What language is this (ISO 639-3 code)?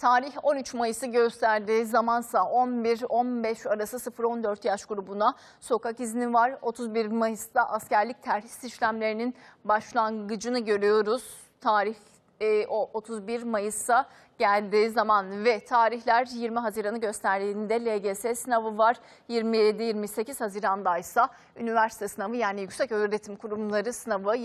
tur